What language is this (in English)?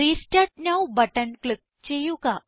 Malayalam